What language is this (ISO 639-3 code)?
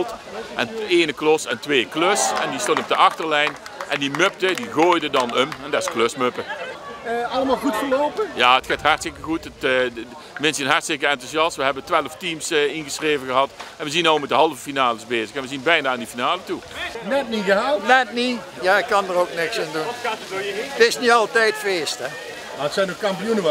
nld